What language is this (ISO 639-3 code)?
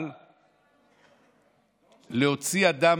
heb